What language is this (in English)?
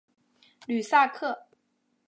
Chinese